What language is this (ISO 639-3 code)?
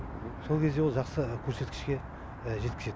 kaz